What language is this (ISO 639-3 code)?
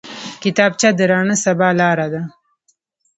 pus